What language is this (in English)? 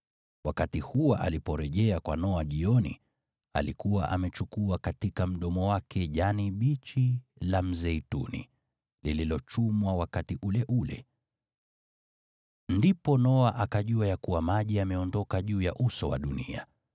Swahili